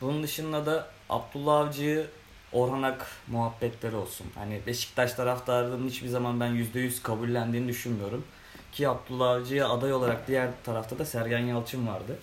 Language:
Turkish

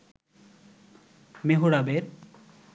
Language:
Bangla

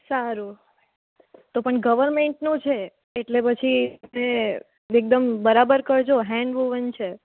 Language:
Gujarati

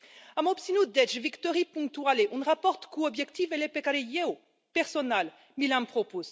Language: Romanian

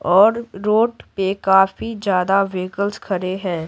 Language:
Hindi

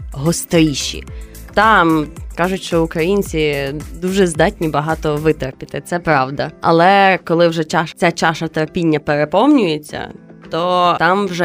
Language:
Ukrainian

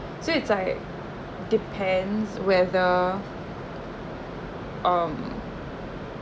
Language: English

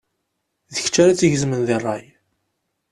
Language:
Kabyle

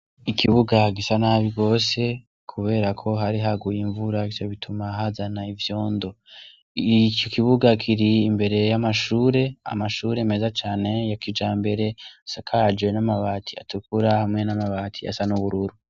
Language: Rundi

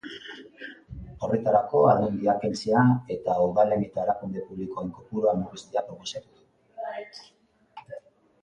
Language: Basque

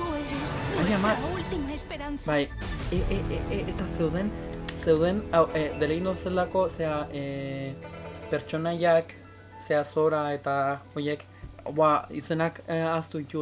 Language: Basque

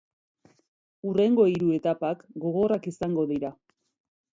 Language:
Basque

